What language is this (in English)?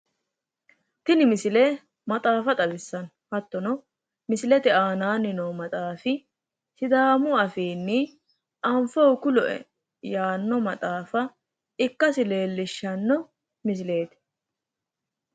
Sidamo